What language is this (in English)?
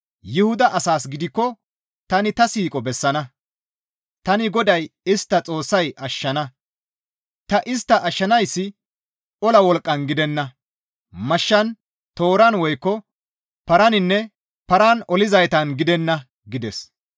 Gamo